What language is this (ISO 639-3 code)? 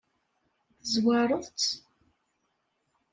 kab